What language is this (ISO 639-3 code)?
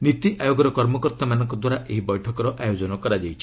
ori